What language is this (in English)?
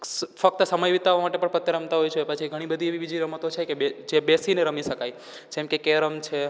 Gujarati